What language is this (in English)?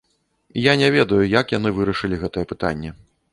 Belarusian